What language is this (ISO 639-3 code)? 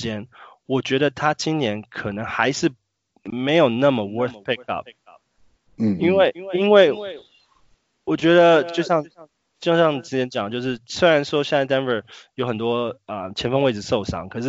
zho